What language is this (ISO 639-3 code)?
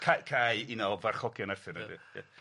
cym